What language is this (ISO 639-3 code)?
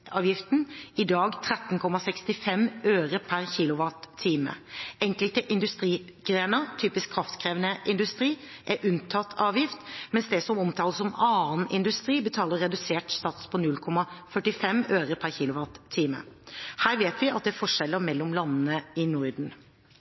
nob